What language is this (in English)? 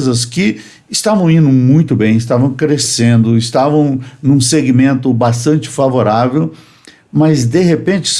Portuguese